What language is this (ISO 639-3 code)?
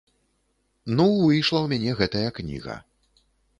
bel